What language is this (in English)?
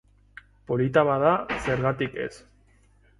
Basque